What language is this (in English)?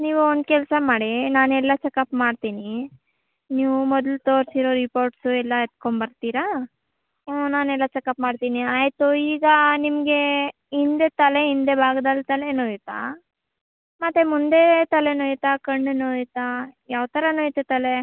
Kannada